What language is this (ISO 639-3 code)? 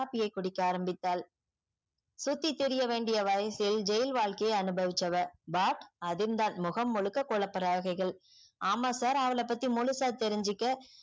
tam